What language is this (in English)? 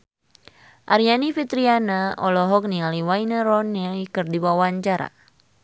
Sundanese